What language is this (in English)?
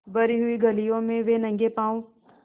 Hindi